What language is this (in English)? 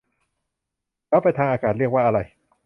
Thai